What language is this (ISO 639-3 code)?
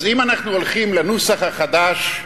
heb